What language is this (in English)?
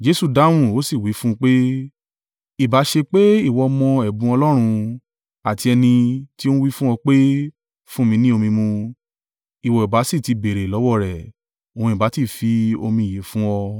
Yoruba